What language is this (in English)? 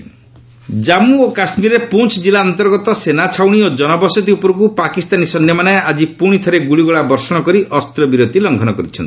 Odia